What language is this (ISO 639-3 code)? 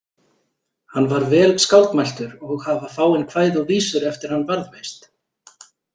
isl